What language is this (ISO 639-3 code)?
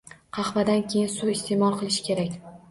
uzb